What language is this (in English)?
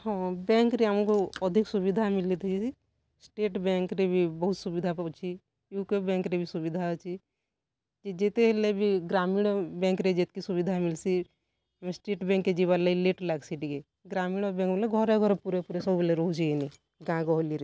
Odia